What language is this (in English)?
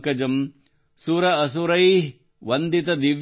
Kannada